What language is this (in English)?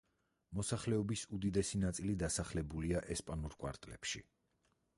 Georgian